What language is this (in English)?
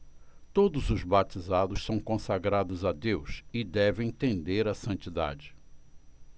Portuguese